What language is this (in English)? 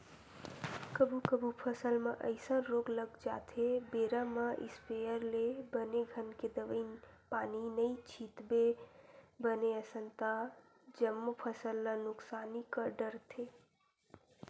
Chhattisgarhi